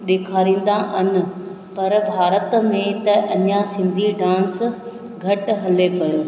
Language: Sindhi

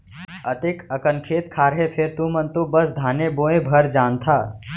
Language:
Chhattisgarhi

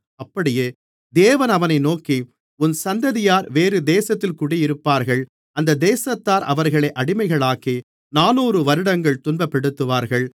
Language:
Tamil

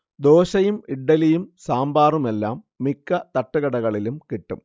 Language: Malayalam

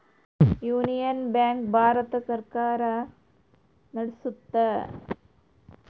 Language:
Kannada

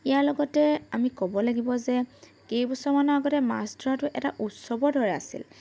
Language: Assamese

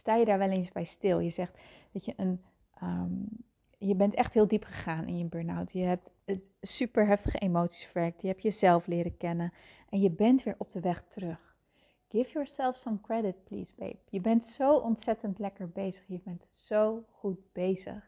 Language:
Dutch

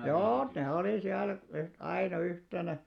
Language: Finnish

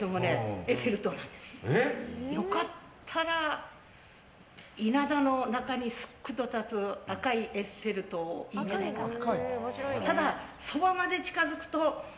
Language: Japanese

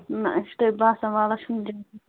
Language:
Kashmiri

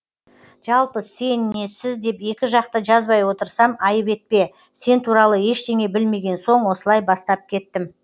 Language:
Kazakh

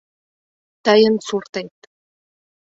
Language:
Mari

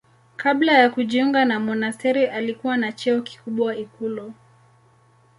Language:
Swahili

